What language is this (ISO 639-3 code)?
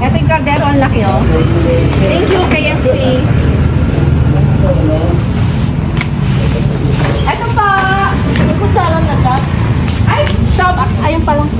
fil